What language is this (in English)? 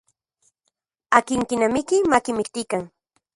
Central Puebla Nahuatl